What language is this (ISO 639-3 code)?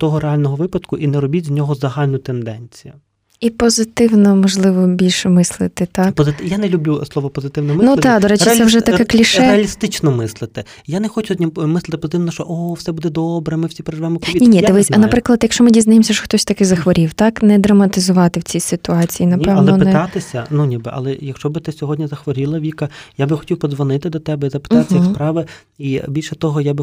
ukr